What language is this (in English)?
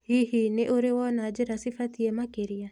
Kikuyu